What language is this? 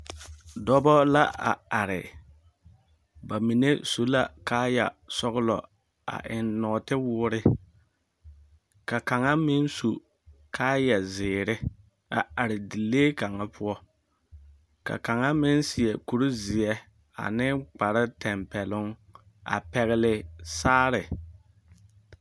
Southern Dagaare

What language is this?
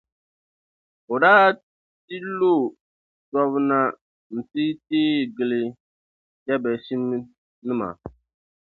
Dagbani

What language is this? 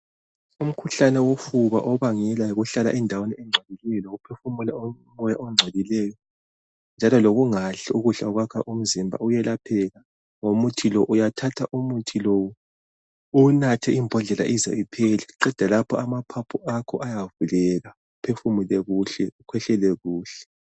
North Ndebele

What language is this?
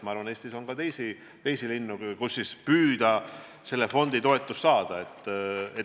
Estonian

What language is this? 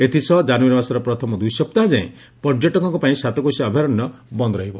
Odia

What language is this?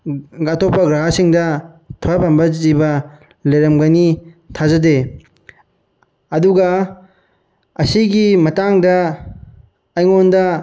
Manipuri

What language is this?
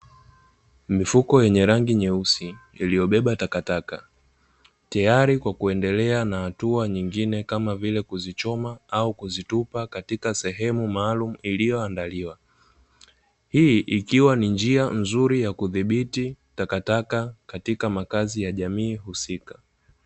Swahili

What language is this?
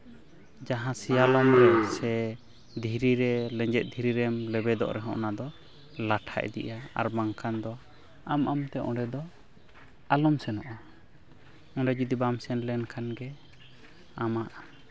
Santali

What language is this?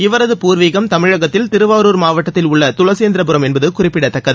Tamil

